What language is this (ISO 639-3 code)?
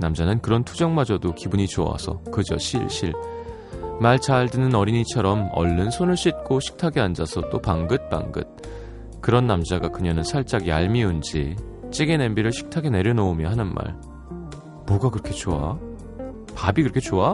kor